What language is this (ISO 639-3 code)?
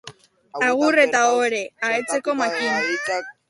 eus